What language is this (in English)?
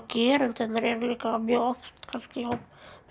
Icelandic